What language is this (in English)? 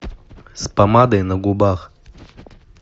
Russian